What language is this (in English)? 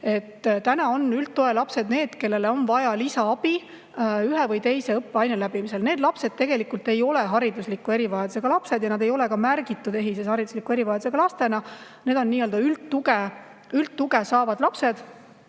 Estonian